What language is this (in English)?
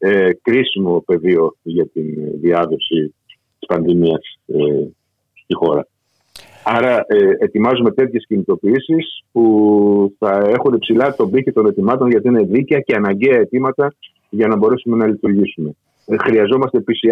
Greek